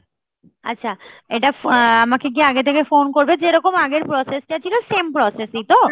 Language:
Bangla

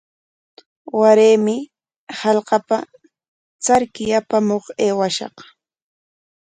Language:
Corongo Ancash Quechua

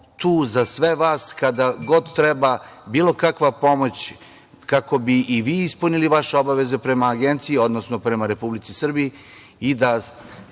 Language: Serbian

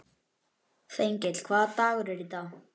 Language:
Icelandic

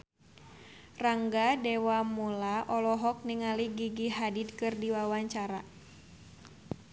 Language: Sundanese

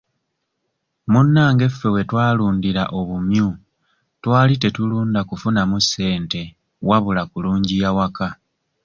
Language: Ganda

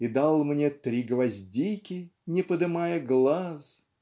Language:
Russian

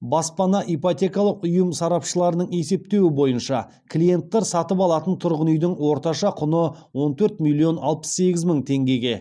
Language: Kazakh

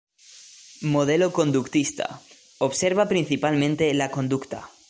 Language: Spanish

